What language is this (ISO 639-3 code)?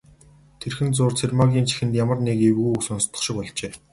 mon